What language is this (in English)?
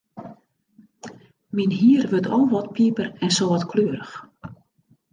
Western Frisian